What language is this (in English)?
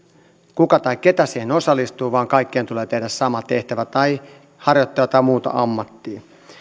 Finnish